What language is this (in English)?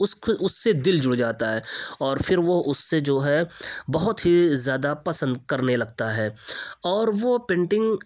Urdu